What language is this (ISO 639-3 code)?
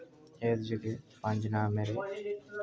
doi